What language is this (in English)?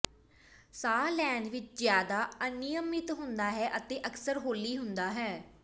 Punjabi